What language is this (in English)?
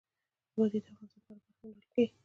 Pashto